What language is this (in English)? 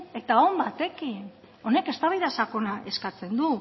Basque